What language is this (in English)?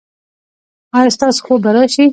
Pashto